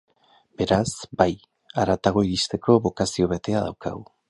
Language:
Basque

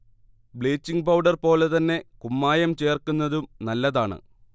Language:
Malayalam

